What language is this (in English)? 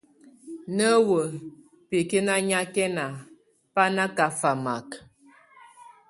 Tunen